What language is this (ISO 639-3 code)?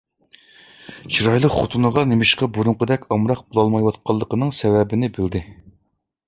uig